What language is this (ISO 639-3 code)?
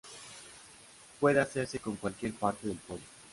spa